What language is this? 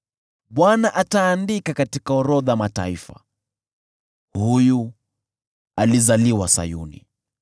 Swahili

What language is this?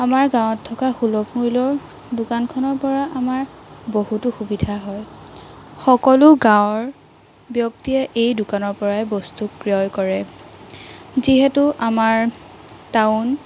Assamese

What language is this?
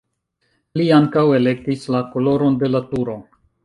Esperanto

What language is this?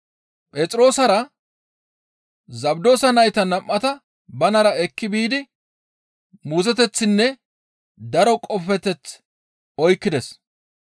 Gamo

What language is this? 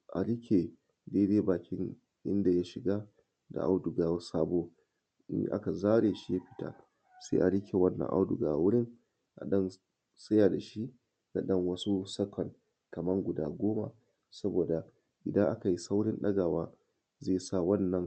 Hausa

